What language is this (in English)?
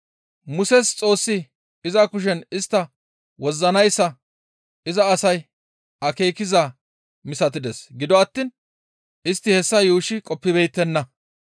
Gamo